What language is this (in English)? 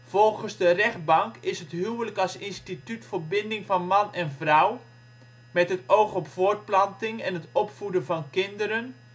Dutch